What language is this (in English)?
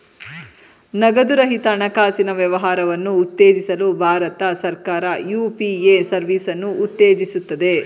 Kannada